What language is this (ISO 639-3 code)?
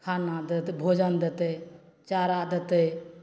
mai